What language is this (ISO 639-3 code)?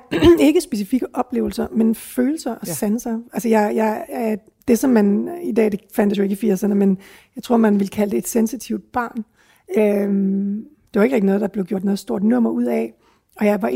dan